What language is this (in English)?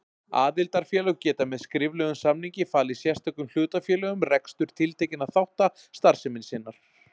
Icelandic